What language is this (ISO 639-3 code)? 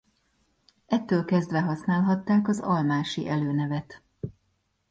hun